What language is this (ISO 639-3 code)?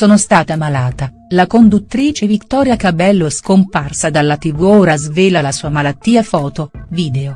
ita